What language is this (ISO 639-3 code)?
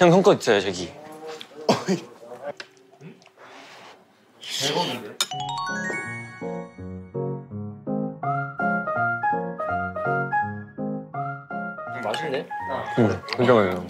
kor